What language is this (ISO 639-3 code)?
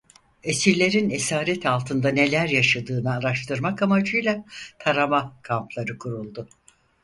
tur